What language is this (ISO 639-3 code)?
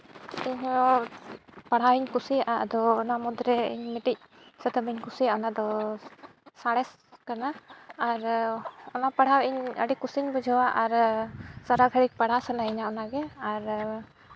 sat